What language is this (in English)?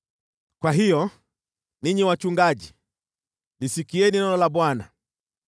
Swahili